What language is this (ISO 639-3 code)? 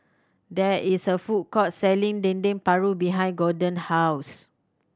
eng